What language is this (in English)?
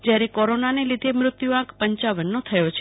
Gujarati